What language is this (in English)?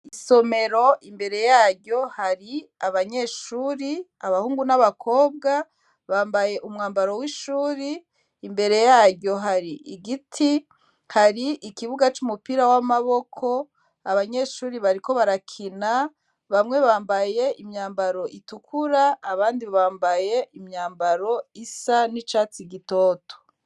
Rundi